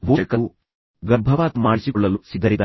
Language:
Kannada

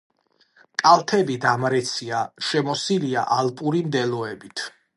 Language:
Georgian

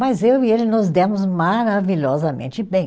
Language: Portuguese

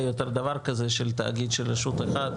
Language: Hebrew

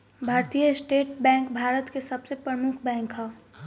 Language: Bhojpuri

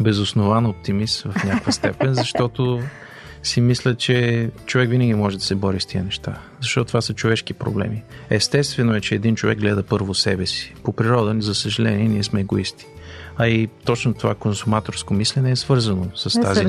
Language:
Bulgarian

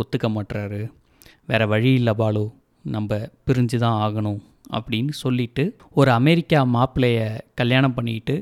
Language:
Tamil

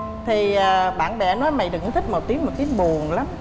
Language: Vietnamese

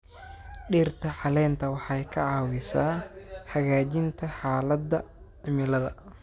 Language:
Somali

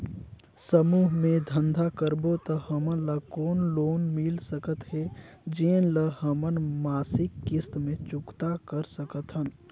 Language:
Chhattisgarhi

